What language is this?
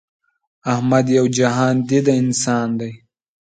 Pashto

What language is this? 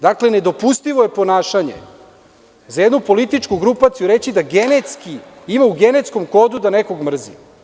Serbian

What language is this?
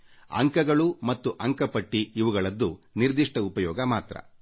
Kannada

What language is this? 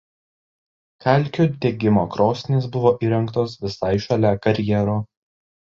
Lithuanian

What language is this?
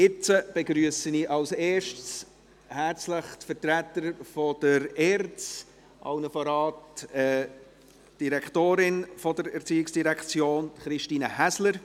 Swiss German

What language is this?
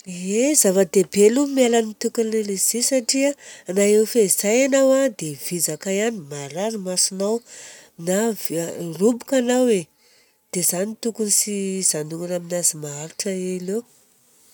Southern Betsimisaraka Malagasy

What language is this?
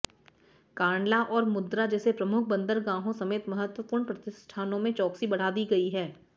Hindi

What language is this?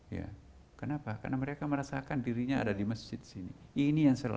Indonesian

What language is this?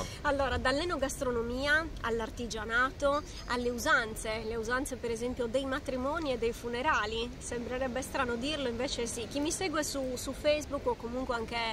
Italian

